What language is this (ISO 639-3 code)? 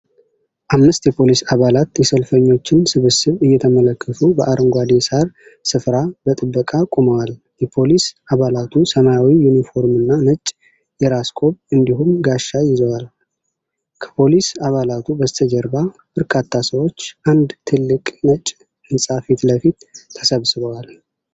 amh